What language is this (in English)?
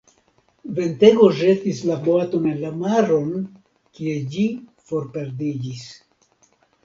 Esperanto